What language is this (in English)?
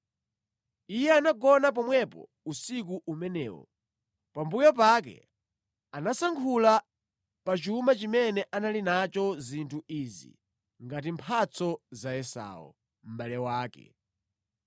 Nyanja